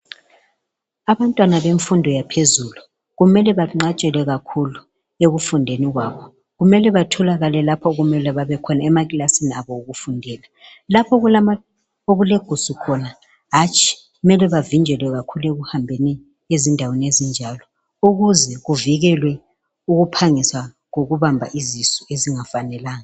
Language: North Ndebele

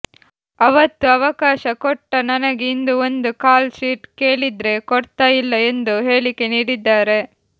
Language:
Kannada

